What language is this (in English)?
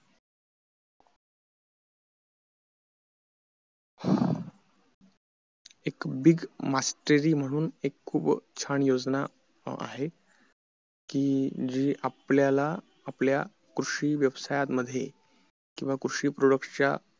Marathi